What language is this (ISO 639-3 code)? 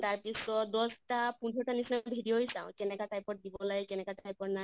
asm